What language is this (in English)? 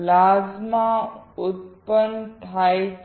Gujarati